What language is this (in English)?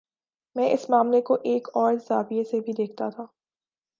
Urdu